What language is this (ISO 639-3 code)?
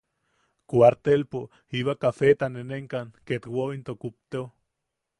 yaq